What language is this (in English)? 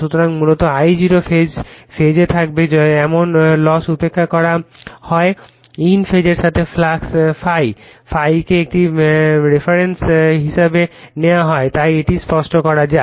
Bangla